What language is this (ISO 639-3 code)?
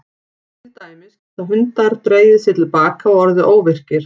isl